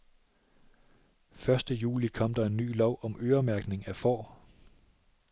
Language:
Danish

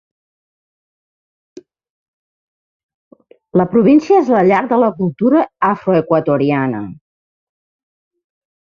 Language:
Catalan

